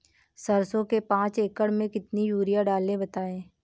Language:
Hindi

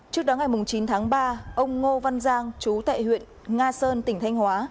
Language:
Vietnamese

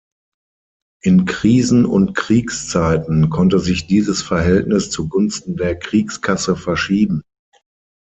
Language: German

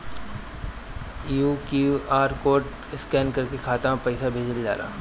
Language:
Bhojpuri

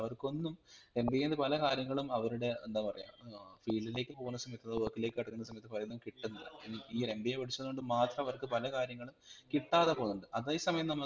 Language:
Malayalam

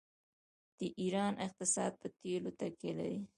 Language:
Pashto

